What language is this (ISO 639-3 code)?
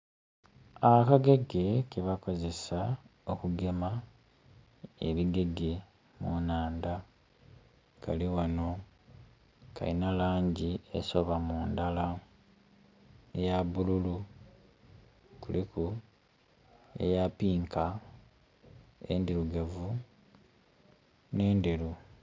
xog